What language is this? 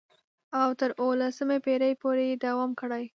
Pashto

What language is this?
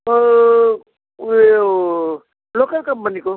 Nepali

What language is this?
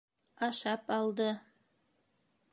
Bashkir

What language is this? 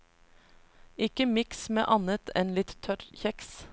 Norwegian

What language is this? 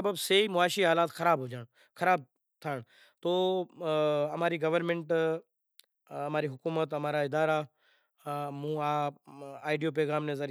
Kachi Koli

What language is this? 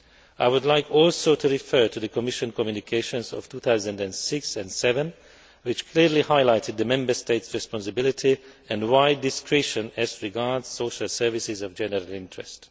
English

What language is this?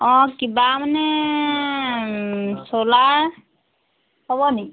Assamese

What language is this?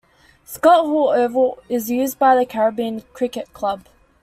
English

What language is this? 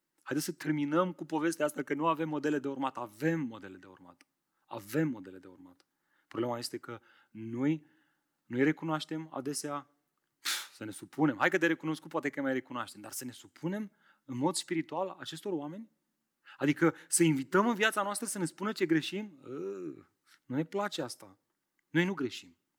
Romanian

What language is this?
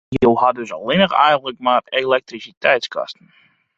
Western Frisian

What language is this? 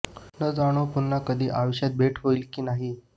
Marathi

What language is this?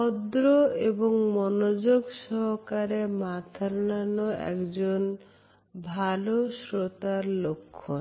Bangla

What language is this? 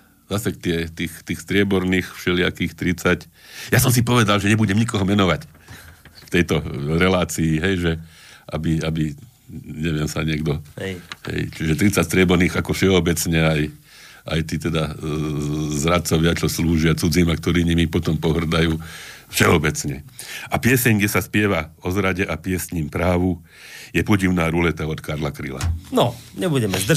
Slovak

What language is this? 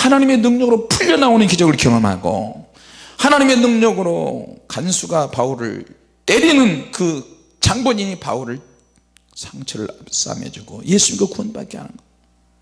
Korean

